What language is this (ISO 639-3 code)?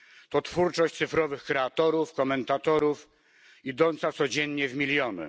pol